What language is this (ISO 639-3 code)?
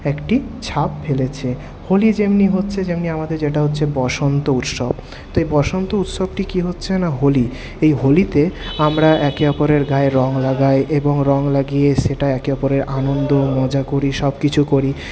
ben